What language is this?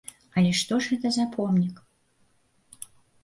Belarusian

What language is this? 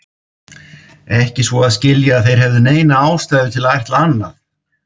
Icelandic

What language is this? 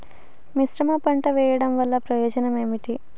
Telugu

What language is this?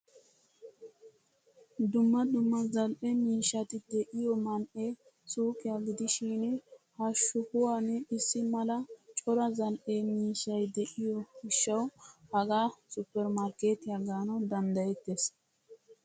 Wolaytta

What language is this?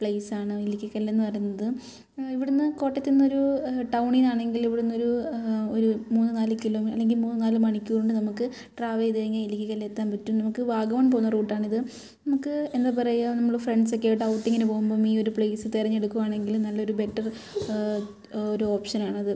Malayalam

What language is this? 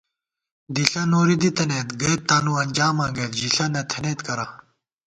Gawar-Bati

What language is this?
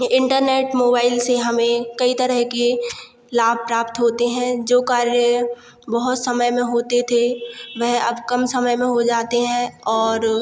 Hindi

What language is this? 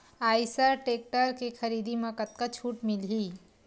Chhattisgarhi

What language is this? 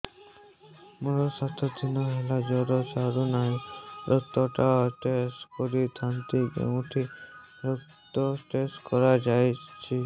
Odia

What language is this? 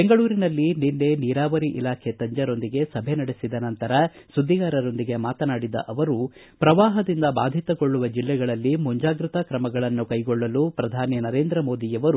Kannada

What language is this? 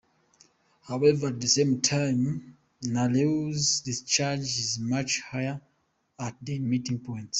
English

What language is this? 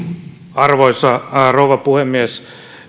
Finnish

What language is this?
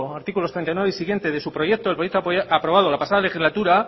Spanish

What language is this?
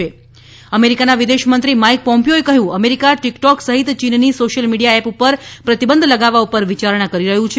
Gujarati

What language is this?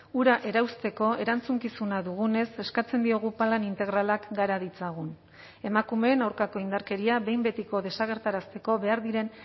Basque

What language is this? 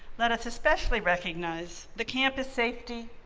English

